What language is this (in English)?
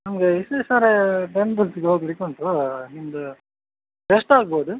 Kannada